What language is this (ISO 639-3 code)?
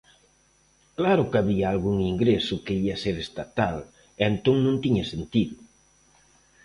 glg